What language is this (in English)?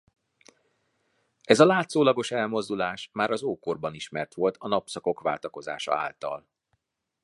Hungarian